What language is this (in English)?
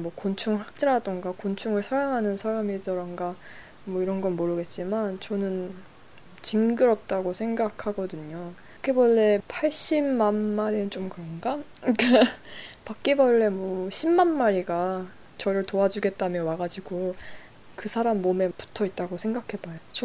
Korean